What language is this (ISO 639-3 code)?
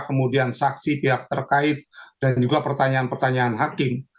ind